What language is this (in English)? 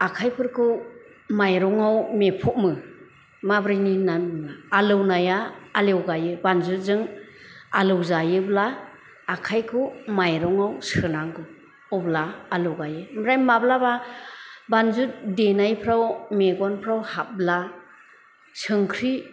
Bodo